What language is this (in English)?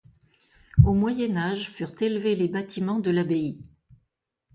French